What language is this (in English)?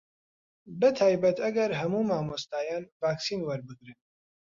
Central Kurdish